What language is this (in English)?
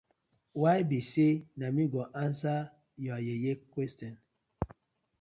Nigerian Pidgin